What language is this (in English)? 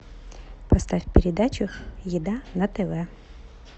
Russian